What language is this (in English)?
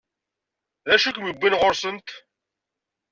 Kabyle